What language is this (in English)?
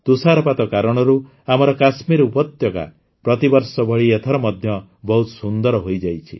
Odia